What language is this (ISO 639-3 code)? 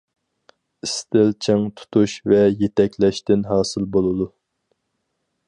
uig